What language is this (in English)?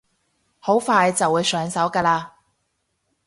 Cantonese